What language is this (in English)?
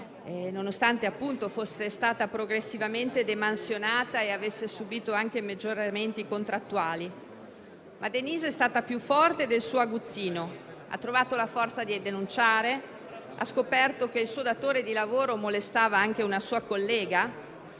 Italian